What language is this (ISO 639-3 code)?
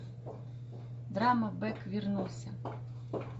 rus